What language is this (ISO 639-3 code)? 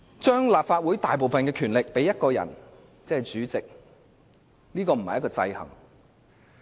yue